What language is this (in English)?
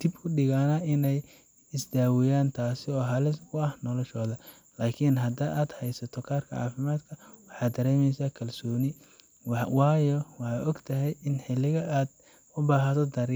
Somali